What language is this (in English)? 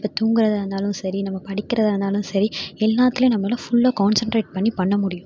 Tamil